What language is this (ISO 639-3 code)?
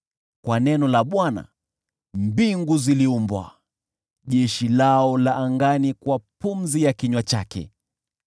swa